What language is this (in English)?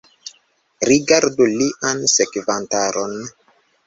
Esperanto